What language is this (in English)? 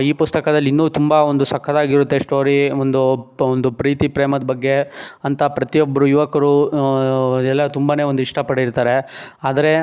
Kannada